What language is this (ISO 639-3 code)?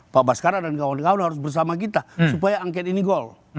ind